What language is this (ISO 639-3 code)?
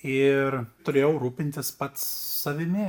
lit